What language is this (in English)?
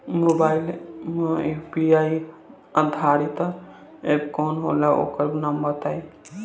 Bhojpuri